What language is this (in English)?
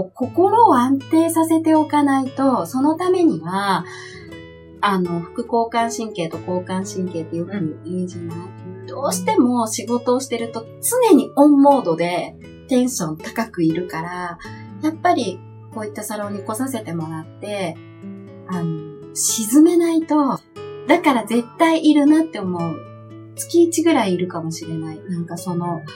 Japanese